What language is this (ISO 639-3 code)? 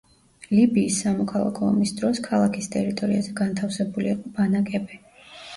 kat